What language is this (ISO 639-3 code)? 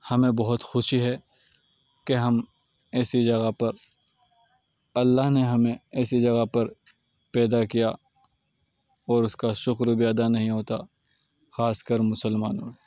urd